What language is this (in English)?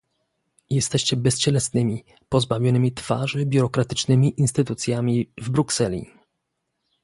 Polish